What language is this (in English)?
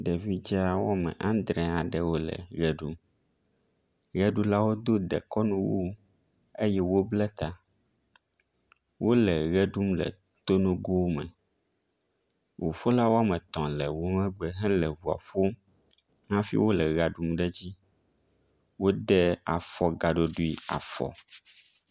Ewe